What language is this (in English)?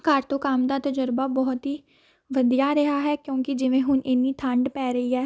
Punjabi